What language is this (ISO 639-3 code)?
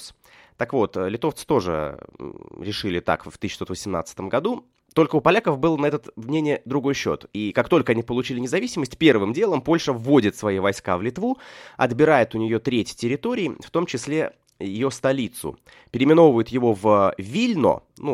rus